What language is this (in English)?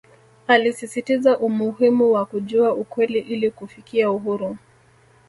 Swahili